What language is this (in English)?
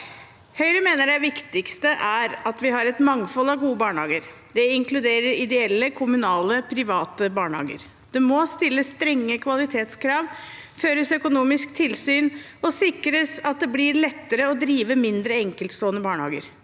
Norwegian